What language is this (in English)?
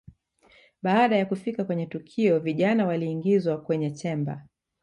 Swahili